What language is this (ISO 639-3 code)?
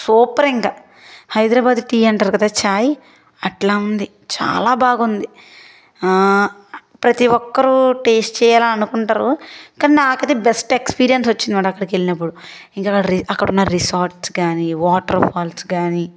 tel